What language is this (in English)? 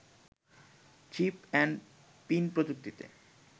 Bangla